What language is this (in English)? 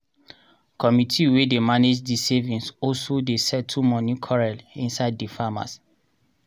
Nigerian Pidgin